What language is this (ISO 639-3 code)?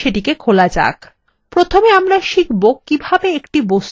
ben